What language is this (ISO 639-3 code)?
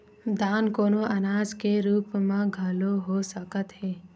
hne